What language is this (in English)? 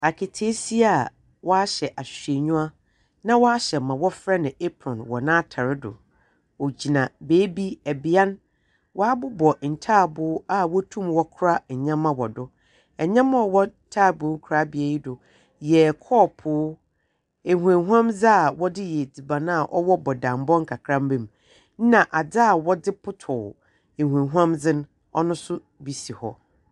Akan